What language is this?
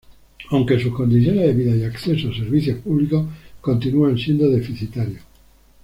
Spanish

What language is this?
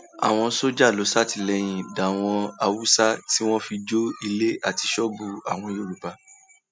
Yoruba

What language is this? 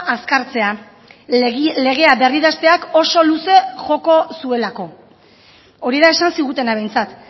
Basque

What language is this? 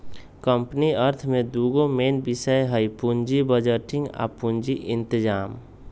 Magahi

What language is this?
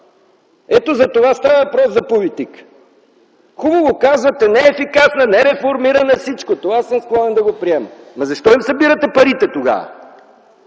Bulgarian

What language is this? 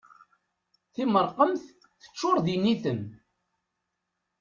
Kabyle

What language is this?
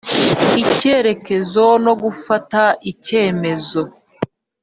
Kinyarwanda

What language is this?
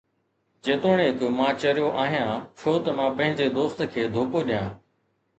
Sindhi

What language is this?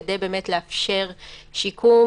Hebrew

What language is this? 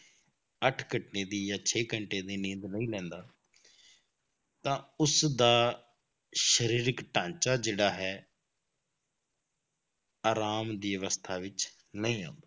Punjabi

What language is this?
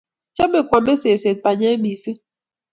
Kalenjin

